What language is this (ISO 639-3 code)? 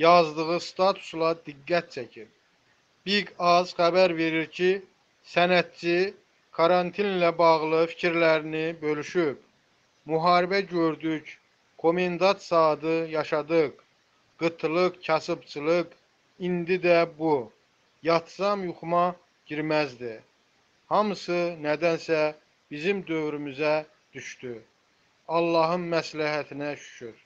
tur